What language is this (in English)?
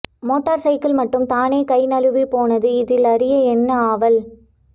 Tamil